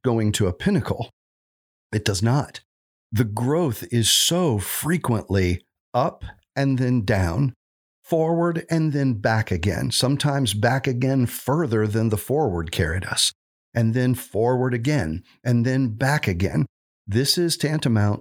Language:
English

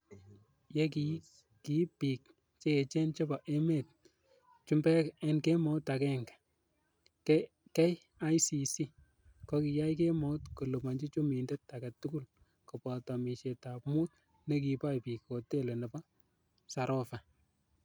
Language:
Kalenjin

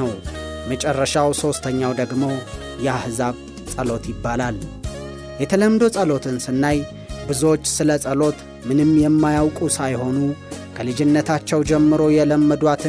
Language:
Amharic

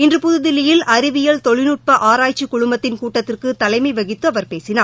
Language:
Tamil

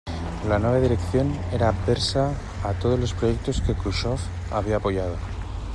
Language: Spanish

